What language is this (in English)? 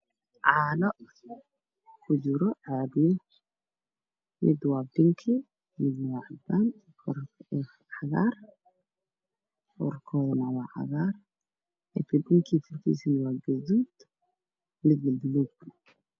Somali